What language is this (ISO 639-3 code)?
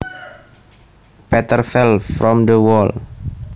jav